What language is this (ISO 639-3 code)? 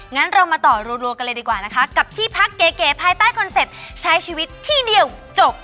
tha